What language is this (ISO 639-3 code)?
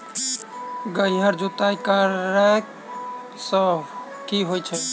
mai